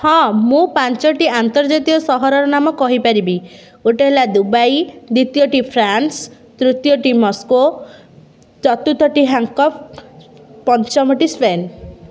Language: Odia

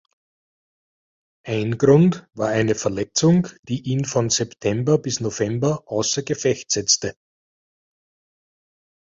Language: German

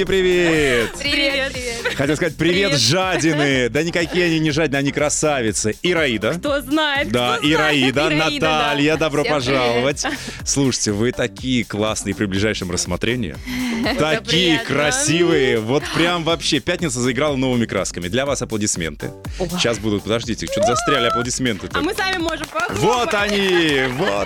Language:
Russian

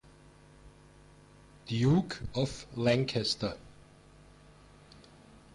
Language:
German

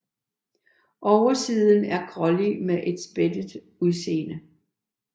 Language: Danish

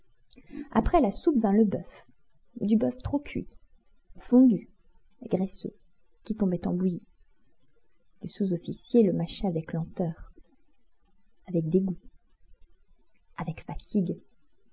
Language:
French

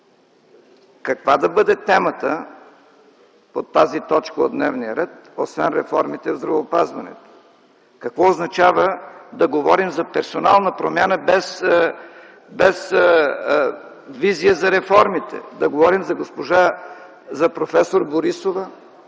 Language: Bulgarian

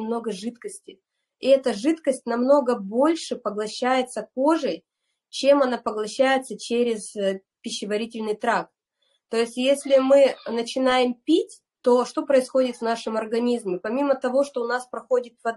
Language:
Russian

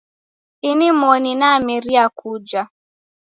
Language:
Taita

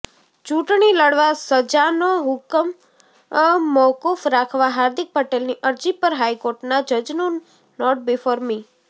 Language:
Gujarati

